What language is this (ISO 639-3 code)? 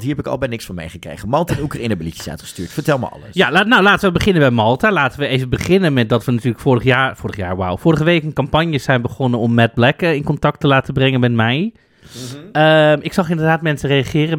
nld